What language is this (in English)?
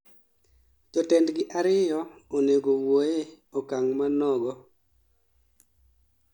Luo (Kenya and Tanzania)